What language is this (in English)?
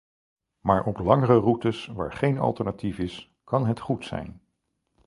Dutch